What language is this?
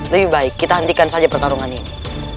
Indonesian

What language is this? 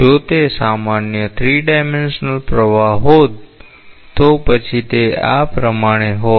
Gujarati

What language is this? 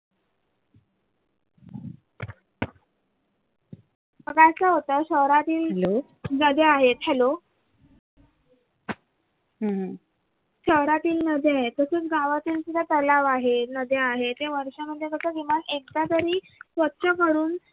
Marathi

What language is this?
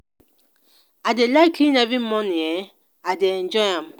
Nigerian Pidgin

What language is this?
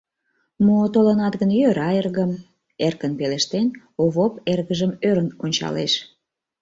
Mari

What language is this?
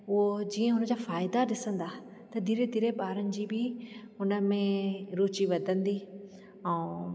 Sindhi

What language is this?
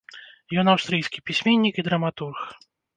Belarusian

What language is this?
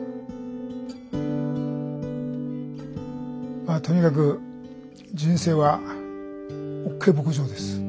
Japanese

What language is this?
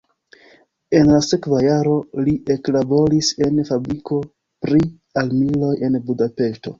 Esperanto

